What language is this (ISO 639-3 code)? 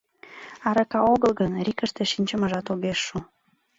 chm